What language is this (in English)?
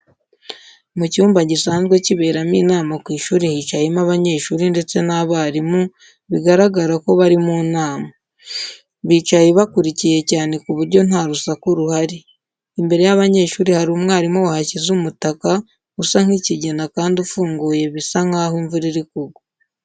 Kinyarwanda